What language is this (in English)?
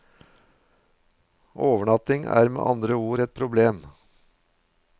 Norwegian